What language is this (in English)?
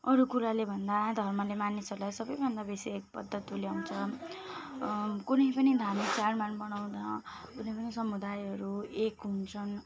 Nepali